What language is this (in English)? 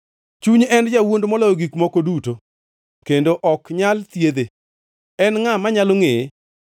Luo (Kenya and Tanzania)